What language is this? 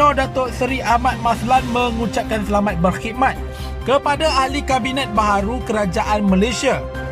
Malay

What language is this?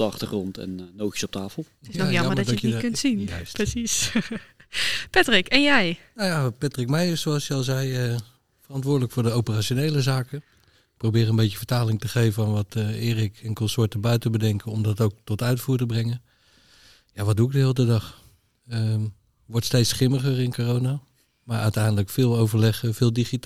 Dutch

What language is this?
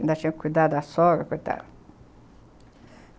Portuguese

